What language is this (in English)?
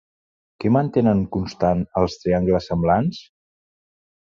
Catalan